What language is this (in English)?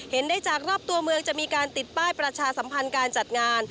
Thai